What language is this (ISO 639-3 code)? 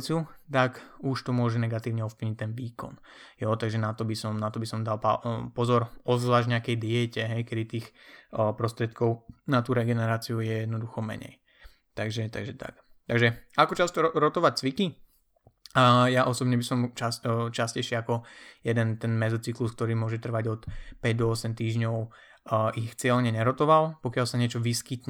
slk